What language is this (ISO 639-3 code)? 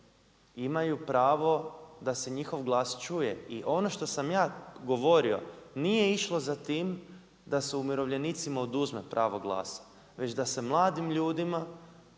hrv